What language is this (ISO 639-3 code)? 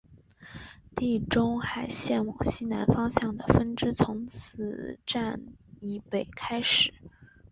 zho